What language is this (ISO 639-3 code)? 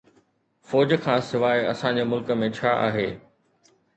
snd